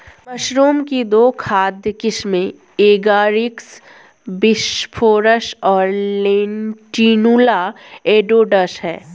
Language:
Hindi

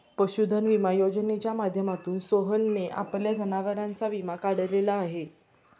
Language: Marathi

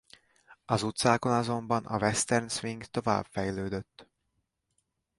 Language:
Hungarian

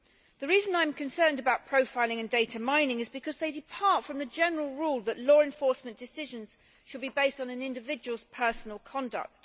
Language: English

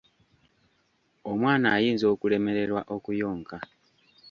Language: Ganda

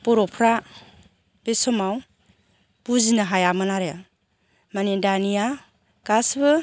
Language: Bodo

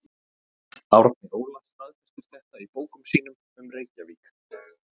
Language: Icelandic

